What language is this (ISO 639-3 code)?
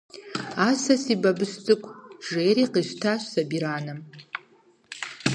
kbd